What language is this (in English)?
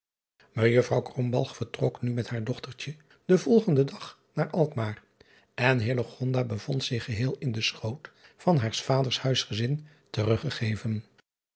Dutch